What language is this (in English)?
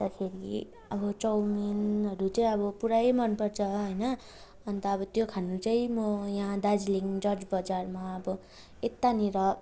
Nepali